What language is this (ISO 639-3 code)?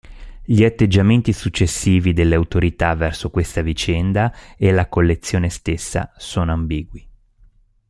ita